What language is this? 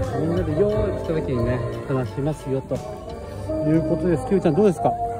Japanese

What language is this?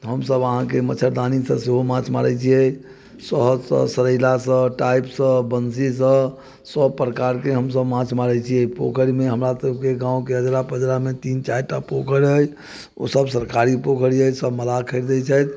Maithili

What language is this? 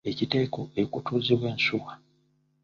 Ganda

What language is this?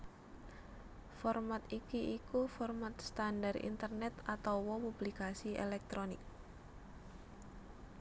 Javanese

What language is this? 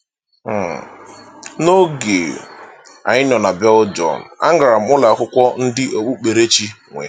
Igbo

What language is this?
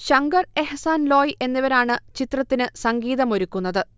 Malayalam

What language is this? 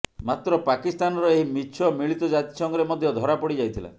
Odia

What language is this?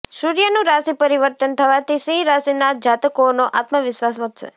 Gujarati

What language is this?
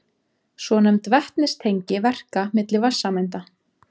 Icelandic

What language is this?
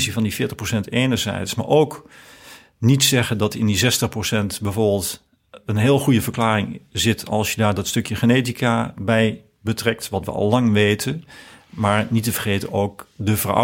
Dutch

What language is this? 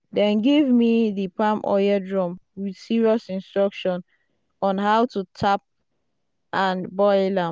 Nigerian Pidgin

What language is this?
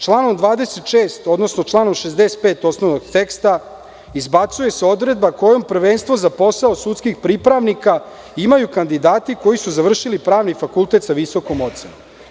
Serbian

